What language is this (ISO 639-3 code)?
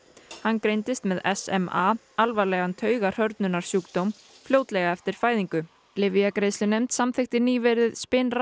isl